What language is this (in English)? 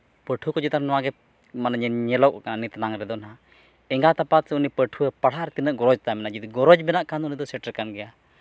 Santali